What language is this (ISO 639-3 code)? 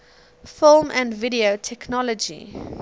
eng